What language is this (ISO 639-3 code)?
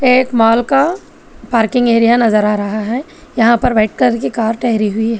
hin